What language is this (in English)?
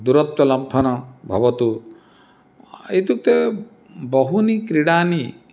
Sanskrit